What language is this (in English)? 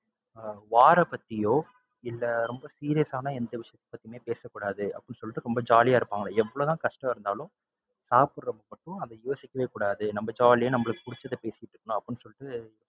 Tamil